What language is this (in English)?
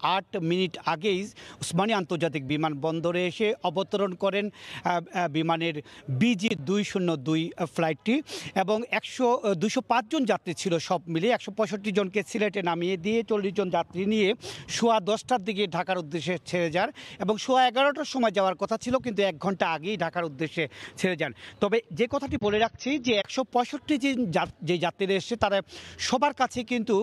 Hindi